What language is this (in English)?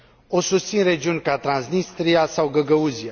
Romanian